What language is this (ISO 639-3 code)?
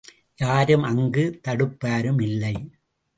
tam